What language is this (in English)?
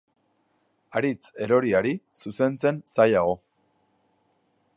Basque